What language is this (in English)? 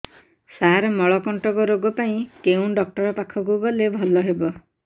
Odia